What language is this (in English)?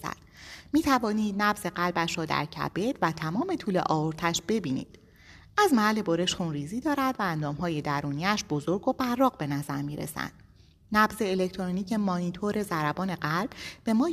Persian